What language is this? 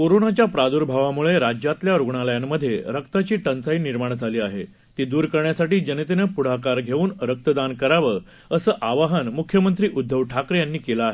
Marathi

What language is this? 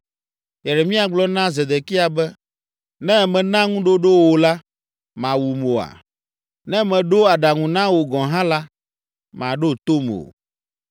Ewe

